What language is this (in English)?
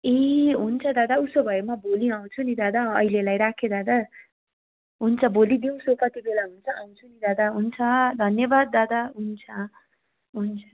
Nepali